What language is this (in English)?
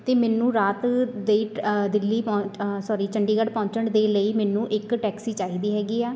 Punjabi